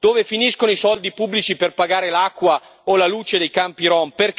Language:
Italian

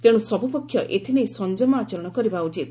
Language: Odia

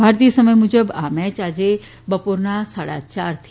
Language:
Gujarati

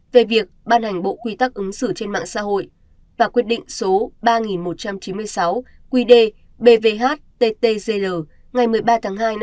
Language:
Vietnamese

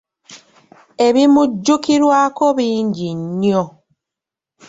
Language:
Ganda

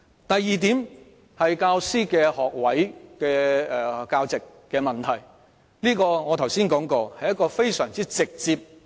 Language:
Cantonese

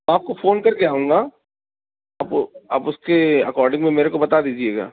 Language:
Urdu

